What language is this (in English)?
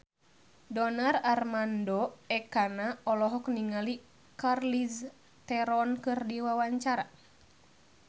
Sundanese